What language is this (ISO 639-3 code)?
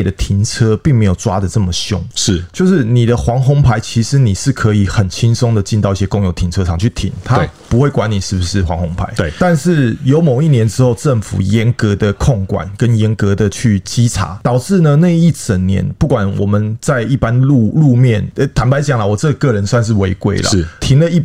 zho